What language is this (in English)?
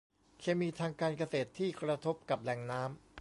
Thai